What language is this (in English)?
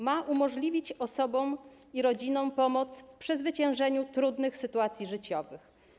Polish